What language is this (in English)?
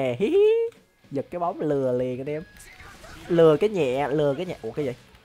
Vietnamese